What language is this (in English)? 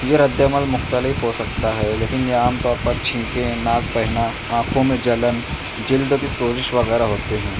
Urdu